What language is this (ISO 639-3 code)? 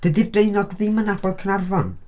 cym